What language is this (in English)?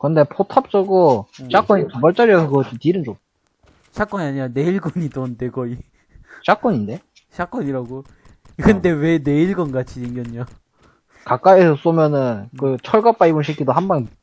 Korean